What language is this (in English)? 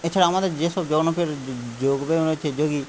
Bangla